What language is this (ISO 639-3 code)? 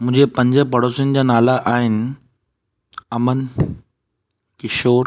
snd